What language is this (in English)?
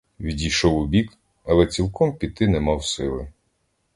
Ukrainian